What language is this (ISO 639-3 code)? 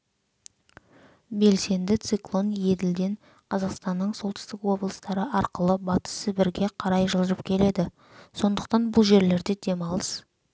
kaz